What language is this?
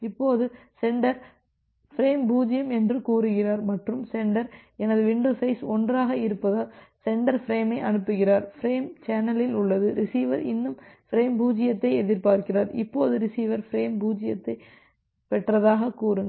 Tamil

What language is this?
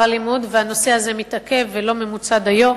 Hebrew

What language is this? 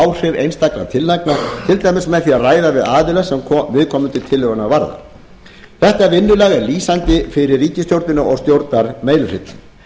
Icelandic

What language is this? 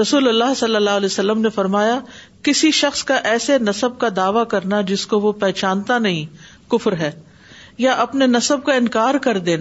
Urdu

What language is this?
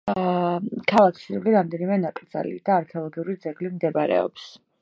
Georgian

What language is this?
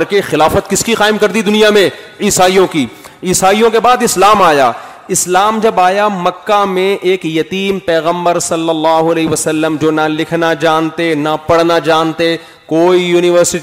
Urdu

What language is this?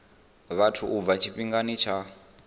Venda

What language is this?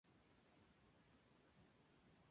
Spanish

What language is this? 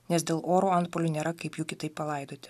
Lithuanian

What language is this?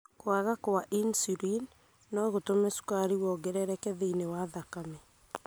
Kikuyu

